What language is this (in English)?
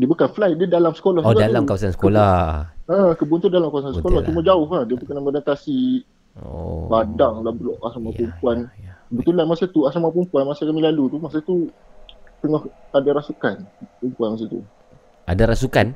Malay